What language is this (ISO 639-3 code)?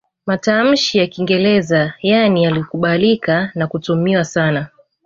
swa